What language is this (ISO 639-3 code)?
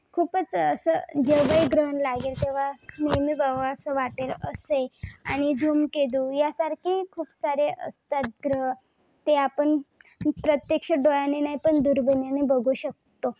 mar